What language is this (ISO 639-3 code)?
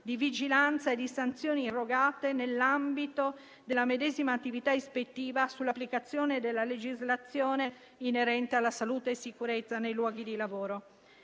ita